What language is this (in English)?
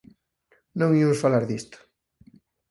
Galician